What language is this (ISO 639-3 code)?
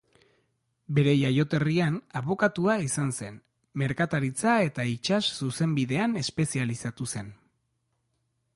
eus